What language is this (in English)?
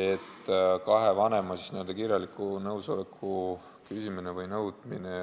Estonian